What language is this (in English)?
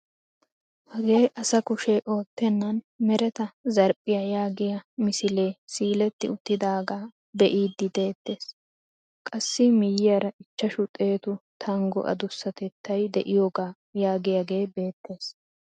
Wolaytta